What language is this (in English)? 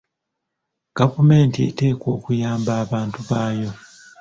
Ganda